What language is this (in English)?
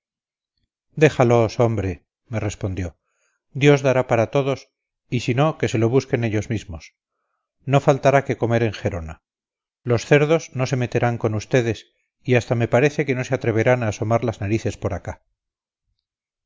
Spanish